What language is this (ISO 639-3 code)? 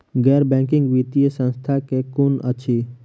mai